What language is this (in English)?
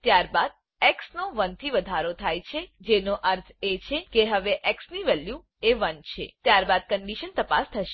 Gujarati